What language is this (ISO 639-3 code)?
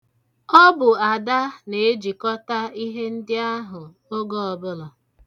ibo